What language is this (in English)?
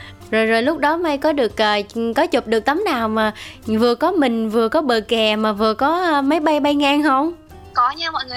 Vietnamese